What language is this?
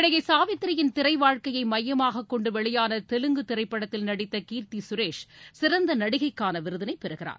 Tamil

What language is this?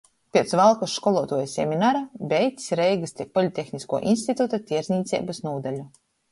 Latgalian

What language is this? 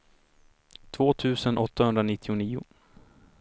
Swedish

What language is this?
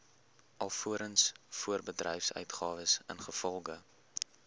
Afrikaans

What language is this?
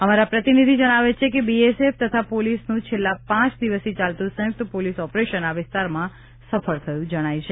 Gujarati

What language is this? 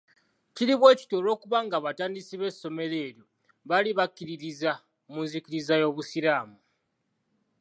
Ganda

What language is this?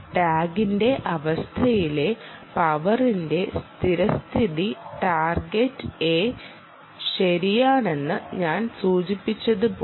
Malayalam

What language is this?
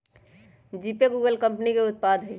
Magahi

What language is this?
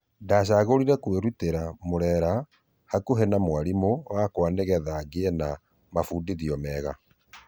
Kikuyu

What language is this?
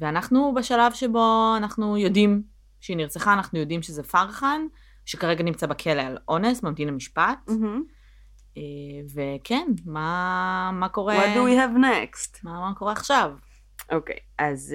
Hebrew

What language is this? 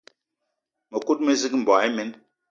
Eton (Cameroon)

